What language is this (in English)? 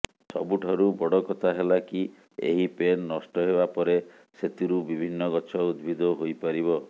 Odia